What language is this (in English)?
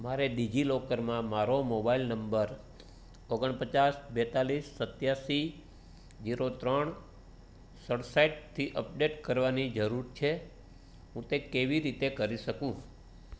Gujarati